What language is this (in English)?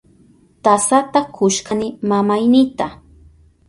Southern Pastaza Quechua